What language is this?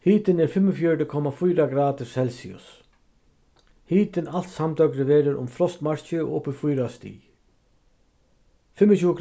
Faroese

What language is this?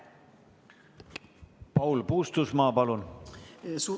Estonian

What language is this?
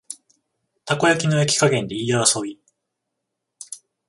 Japanese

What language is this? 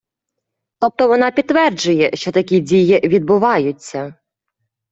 Ukrainian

